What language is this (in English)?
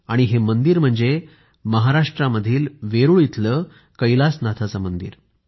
Marathi